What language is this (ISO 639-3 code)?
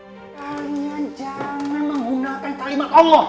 ind